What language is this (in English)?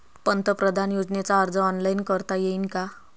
Marathi